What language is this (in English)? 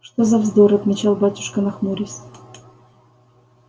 Russian